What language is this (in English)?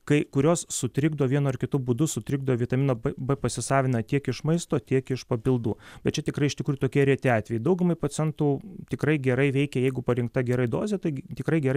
Lithuanian